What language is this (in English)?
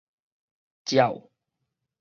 Min Nan Chinese